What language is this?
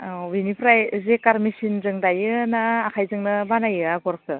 Bodo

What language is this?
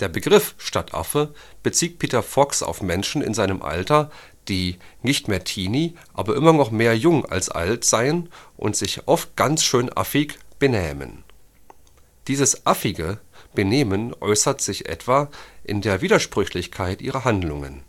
German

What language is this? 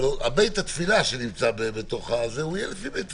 Hebrew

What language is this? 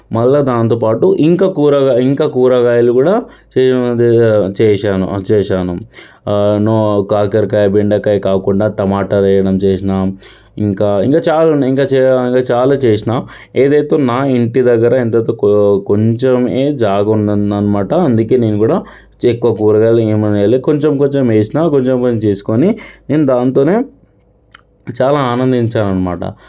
Telugu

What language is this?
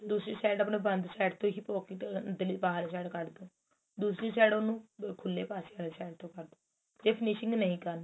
Punjabi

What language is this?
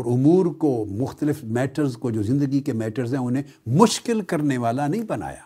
Urdu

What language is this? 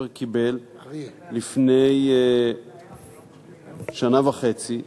Hebrew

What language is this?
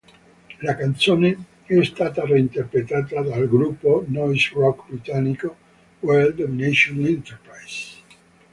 Italian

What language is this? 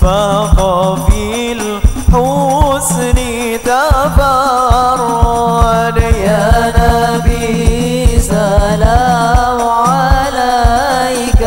Arabic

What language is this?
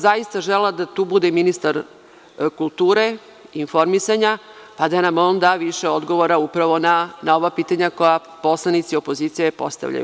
Serbian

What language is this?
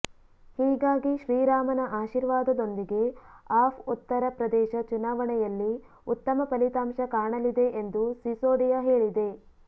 Kannada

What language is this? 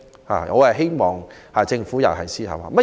Cantonese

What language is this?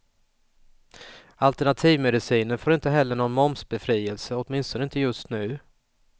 Swedish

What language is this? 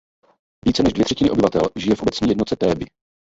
Czech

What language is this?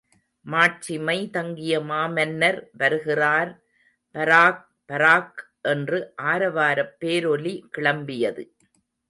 Tamil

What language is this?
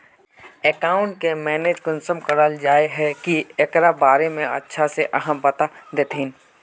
Magahi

